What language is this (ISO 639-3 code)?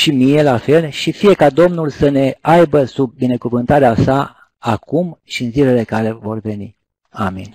ron